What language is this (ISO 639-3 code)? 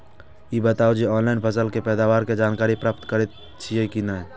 mai